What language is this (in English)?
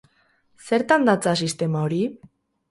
Basque